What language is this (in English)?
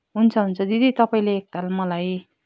Nepali